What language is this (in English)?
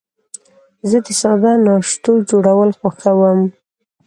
Pashto